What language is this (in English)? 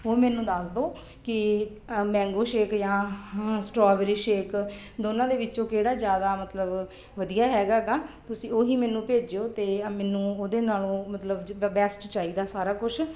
Punjabi